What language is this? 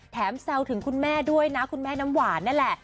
Thai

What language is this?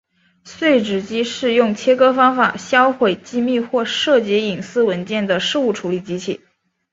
Chinese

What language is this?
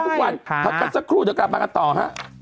Thai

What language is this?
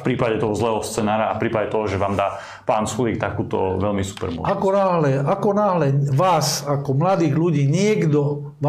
Slovak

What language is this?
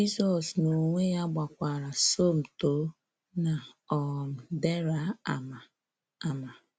Igbo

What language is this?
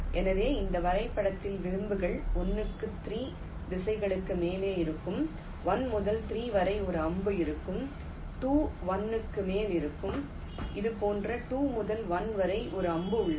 Tamil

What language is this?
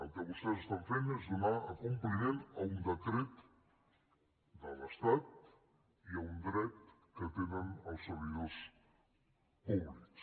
Catalan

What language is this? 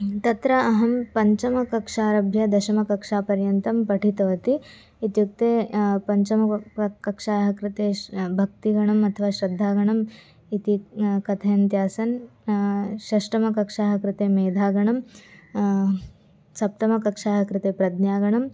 Sanskrit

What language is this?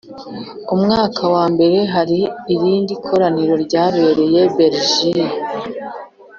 Kinyarwanda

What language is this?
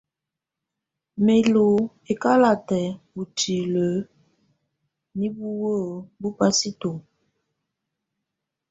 Tunen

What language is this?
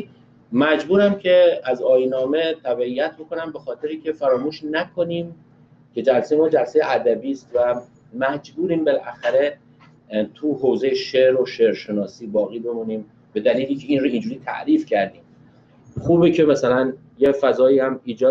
Persian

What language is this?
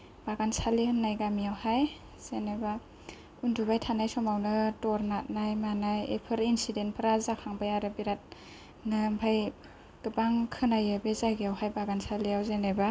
Bodo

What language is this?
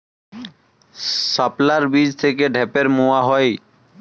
Bangla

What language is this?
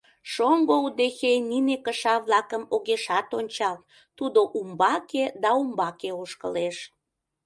Mari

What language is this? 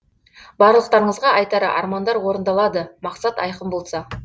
Kazakh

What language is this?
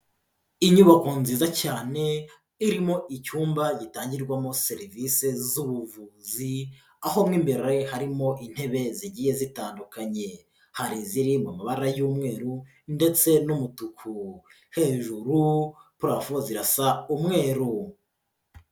Kinyarwanda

